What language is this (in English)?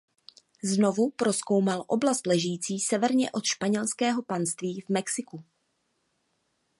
Czech